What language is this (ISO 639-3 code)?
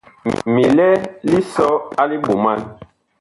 bkh